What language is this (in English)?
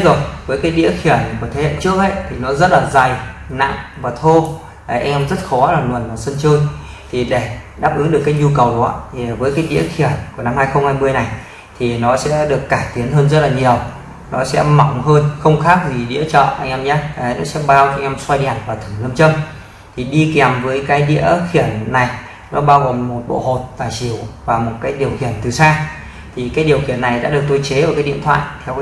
Vietnamese